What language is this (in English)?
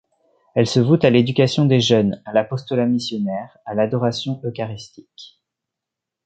French